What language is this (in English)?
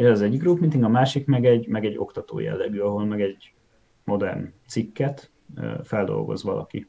Hungarian